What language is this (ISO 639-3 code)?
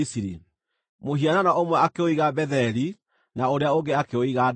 kik